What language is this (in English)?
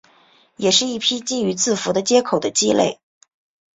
Chinese